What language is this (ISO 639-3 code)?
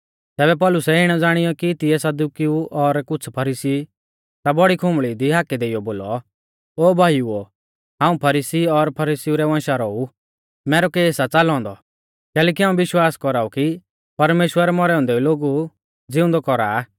bfz